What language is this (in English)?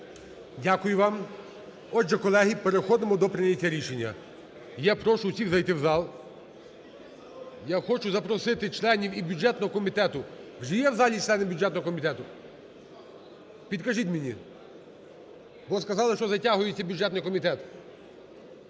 Ukrainian